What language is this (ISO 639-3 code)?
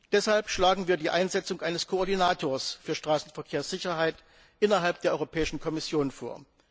deu